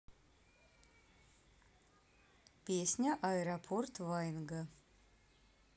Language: Russian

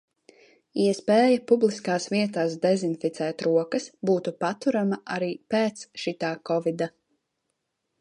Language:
Latvian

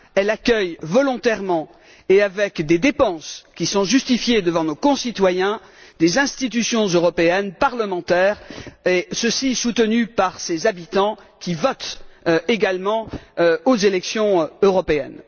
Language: French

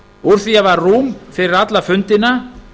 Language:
Icelandic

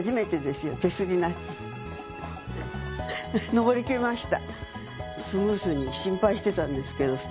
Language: Japanese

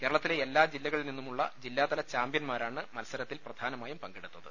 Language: Malayalam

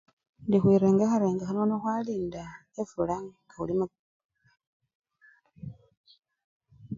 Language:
Luyia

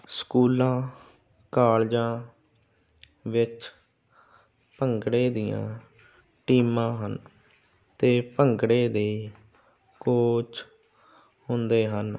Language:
Punjabi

